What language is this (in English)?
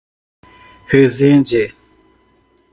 Portuguese